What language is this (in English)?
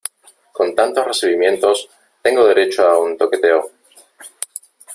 Spanish